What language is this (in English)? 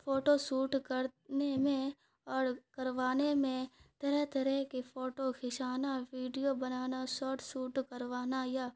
Urdu